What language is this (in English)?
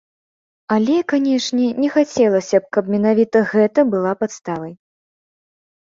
Belarusian